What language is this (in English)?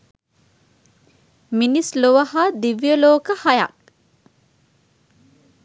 Sinhala